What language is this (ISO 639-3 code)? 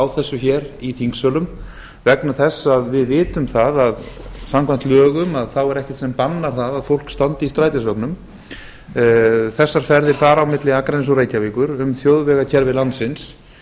isl